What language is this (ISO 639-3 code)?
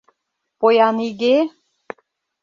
chm